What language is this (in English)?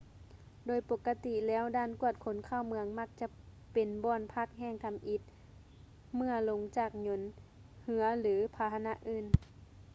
Lao